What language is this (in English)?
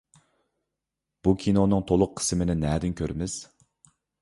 Uyghur